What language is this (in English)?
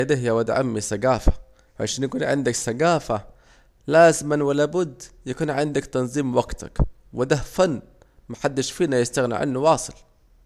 Saidi Arabic